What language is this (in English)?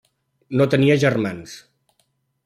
Catalan